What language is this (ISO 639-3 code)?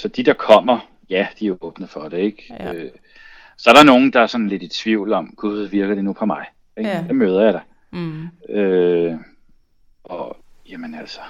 dan